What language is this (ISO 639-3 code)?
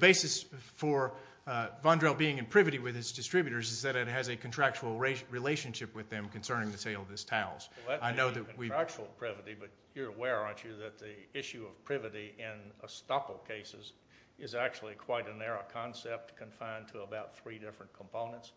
eng